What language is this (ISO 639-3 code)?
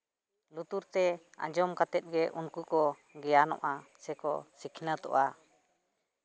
sat